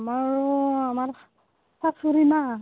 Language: Assamese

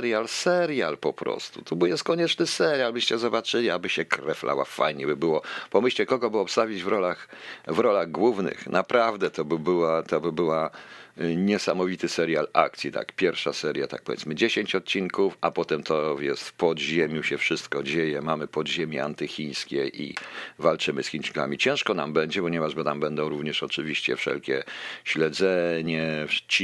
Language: Polish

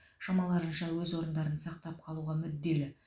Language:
Kazakh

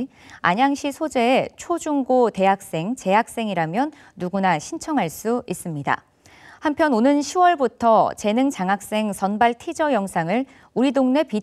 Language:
Korean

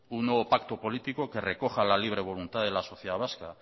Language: Spanish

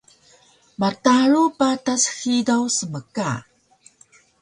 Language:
Taroko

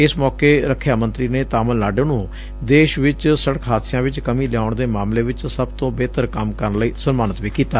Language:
Punjabi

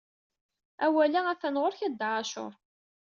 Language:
Kabyle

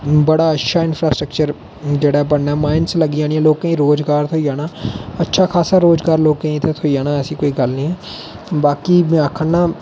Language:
Dogri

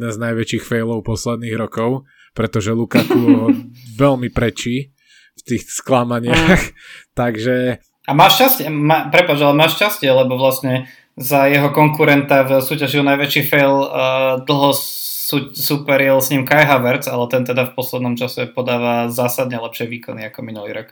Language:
Slovak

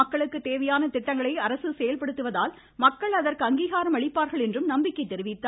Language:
Tamil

